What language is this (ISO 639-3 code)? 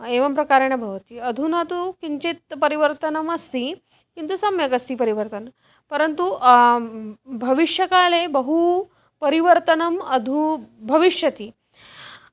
san